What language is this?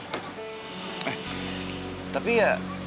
Indonesian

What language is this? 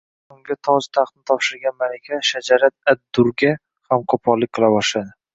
Uzbek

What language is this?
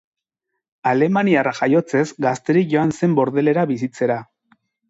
Basque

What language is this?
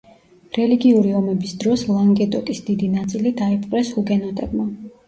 Georgian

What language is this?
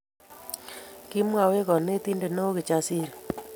Kalenjin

